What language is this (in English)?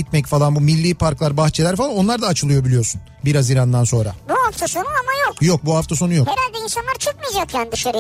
Turkish